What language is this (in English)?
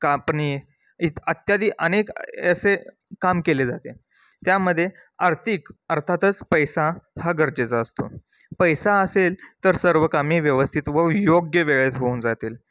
Marathi